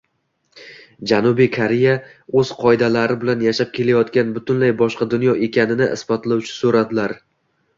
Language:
Uzbek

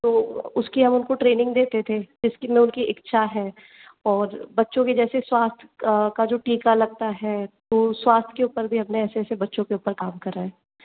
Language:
Hindi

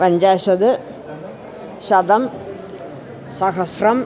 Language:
Sanskrit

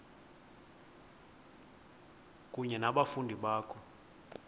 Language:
Xhosa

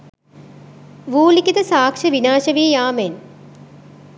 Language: Sinhala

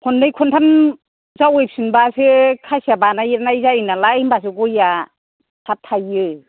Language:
Bodo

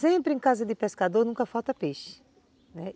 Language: Portuguese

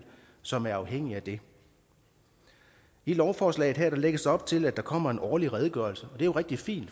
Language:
Danish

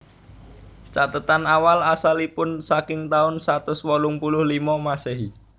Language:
Javanese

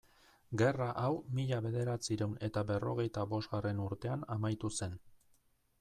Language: Basque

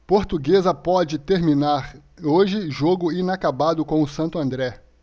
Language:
Portuguese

